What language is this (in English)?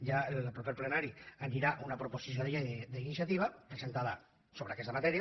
Catalan